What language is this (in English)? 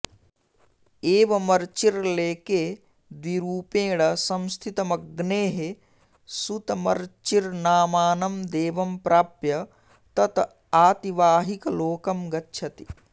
Sanskrit